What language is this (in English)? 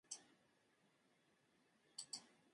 Hausa